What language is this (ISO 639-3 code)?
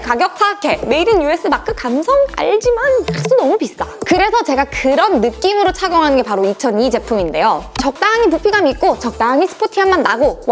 kor